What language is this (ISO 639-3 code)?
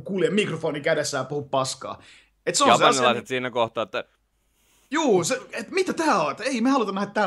fin